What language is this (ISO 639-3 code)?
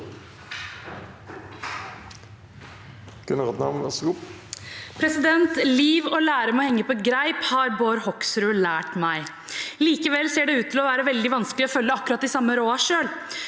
nor